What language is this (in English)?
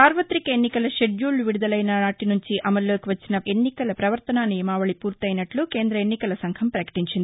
Telugu